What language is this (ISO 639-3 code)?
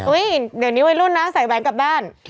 tha